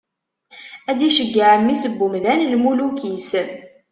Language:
Kabyle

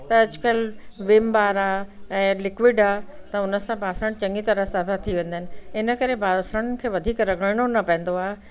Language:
Sindhi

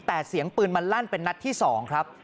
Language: Thai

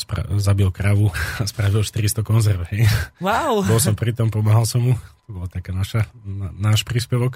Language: Slovak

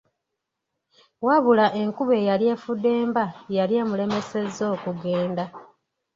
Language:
Ganda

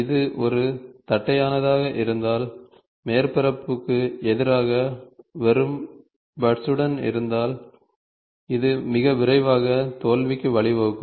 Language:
Tamil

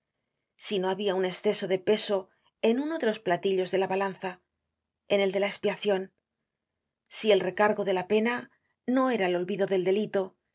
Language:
Spanish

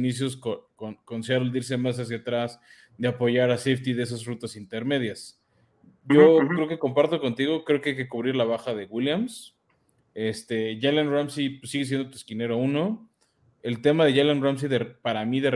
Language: Spanish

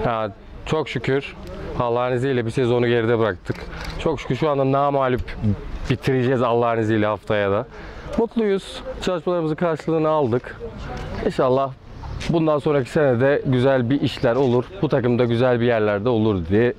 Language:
Turkish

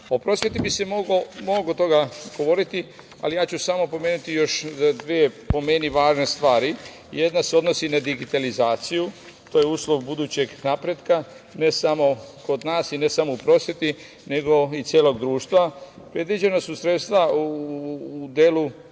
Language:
Serbian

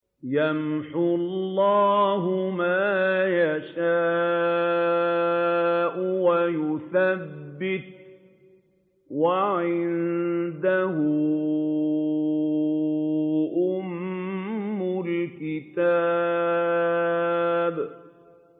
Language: Arabic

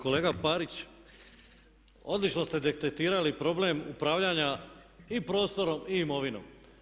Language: Croatian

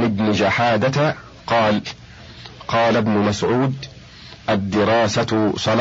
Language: Arabic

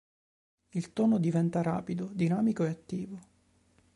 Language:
Italian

